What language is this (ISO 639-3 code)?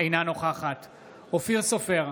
heb